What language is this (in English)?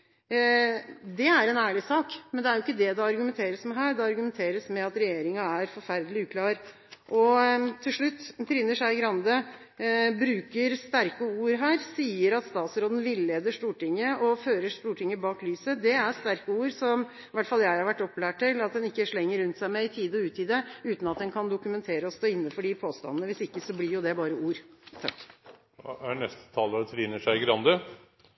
Norwegian